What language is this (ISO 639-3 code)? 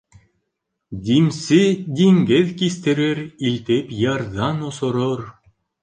bak